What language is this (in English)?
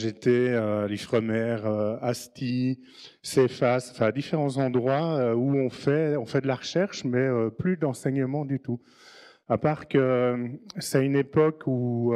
French